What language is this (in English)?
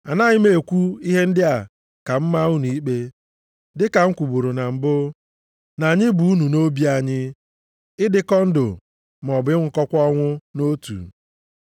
Igbo